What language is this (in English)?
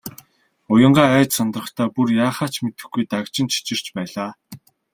Mongolian